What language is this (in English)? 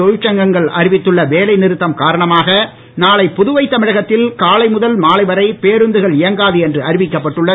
Tamil